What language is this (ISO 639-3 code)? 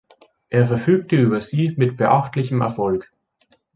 deu